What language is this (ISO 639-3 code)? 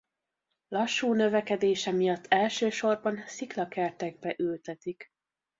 hun